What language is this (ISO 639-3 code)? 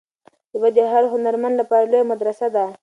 pus